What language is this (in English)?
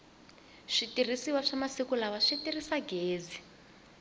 Tsonga